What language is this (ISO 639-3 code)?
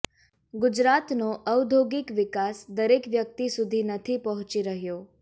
guj